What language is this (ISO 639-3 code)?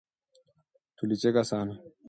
swa